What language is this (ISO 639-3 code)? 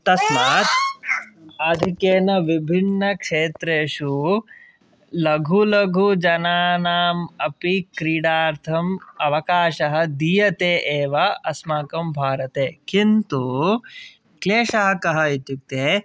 san